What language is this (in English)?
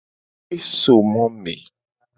Gen